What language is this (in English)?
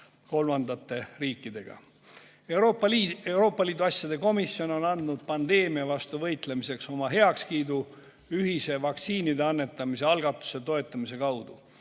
Estonian